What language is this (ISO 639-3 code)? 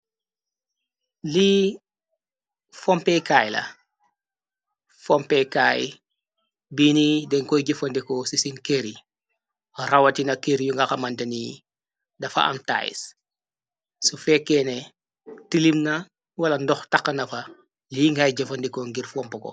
wol